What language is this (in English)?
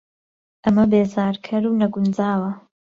Central Kurdish